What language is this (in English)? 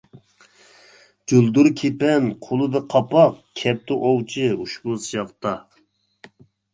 Uyghur